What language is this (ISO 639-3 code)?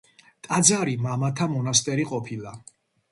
kat